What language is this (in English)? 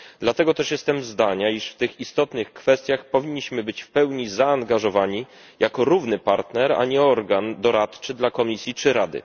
Polish